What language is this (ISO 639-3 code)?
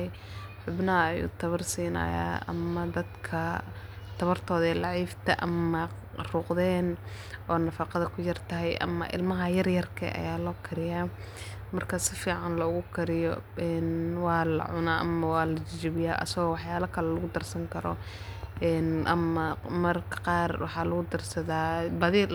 som